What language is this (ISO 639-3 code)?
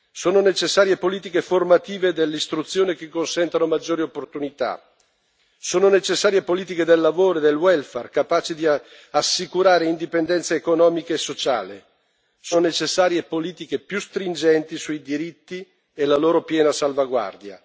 ita